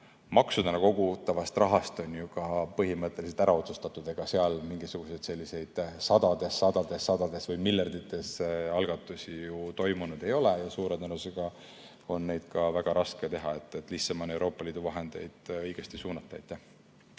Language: Estonian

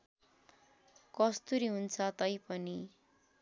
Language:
Nepali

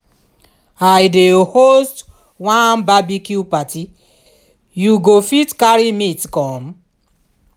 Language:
Nigerian Pidgin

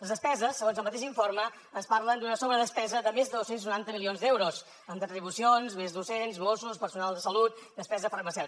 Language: Catalan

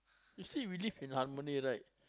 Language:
English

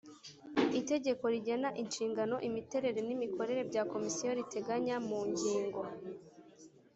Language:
Kinyarwanda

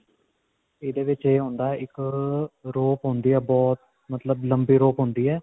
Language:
Punjabi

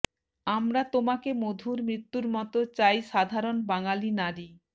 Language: Bangla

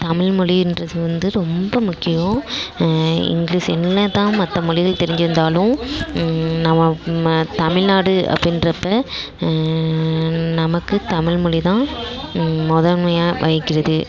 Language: Tamil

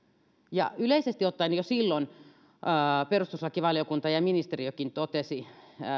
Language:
Finnish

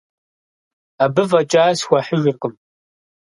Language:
Kabardian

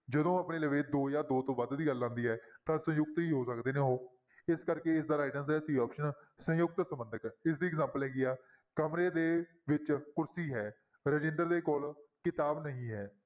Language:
Punjabi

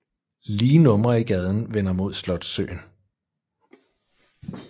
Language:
Danish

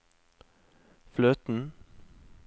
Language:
Norwegian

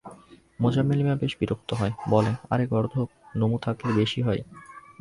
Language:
Bangla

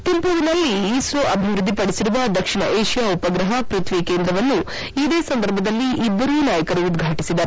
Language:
Kannada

